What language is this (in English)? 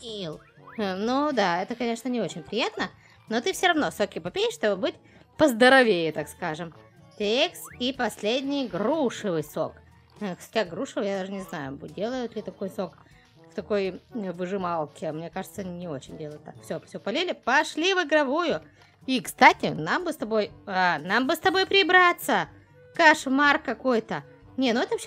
Russian